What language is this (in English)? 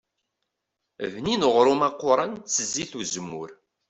Kabyle